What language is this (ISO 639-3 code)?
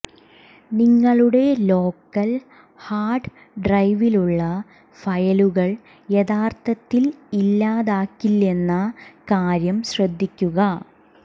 mal